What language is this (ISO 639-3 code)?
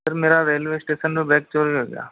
hin